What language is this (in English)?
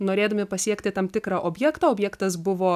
Lithuanian